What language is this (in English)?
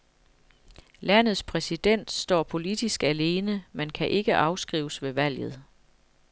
Danish